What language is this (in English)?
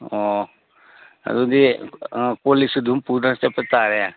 Manipuri